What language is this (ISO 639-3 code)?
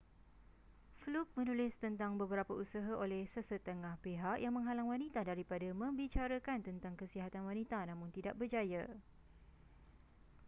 msa